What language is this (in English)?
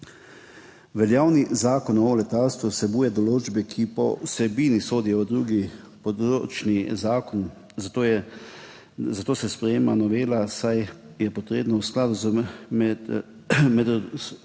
Slovenian